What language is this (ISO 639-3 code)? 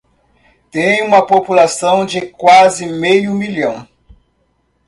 por